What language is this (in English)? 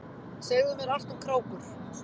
Icelandic